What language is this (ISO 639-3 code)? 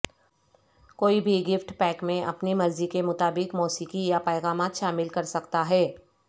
urd